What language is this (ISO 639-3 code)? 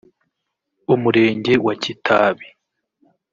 kin